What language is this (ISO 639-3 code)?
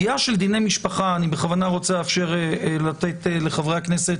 heb